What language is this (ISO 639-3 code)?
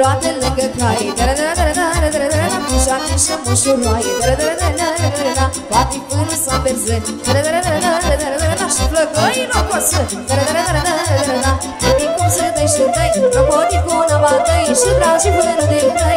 ron